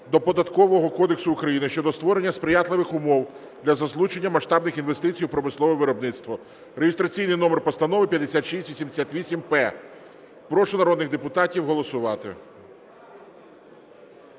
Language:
Ukrainian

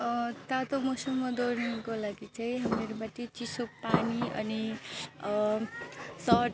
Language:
Nepali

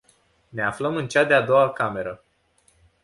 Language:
Romanian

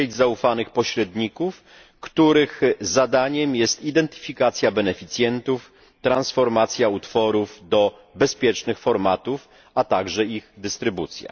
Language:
Polish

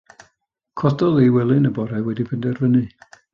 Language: Welsh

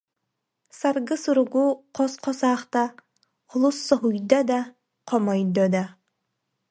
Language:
Yakut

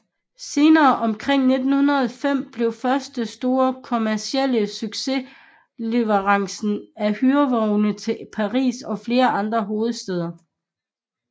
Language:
Danish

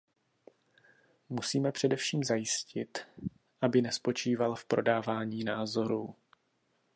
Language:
Czech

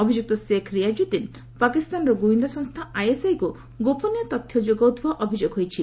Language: Odia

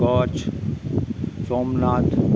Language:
Gujarati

